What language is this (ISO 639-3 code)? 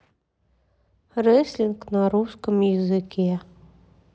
rus